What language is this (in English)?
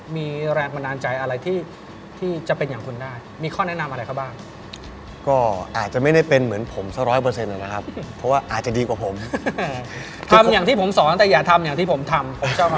Thai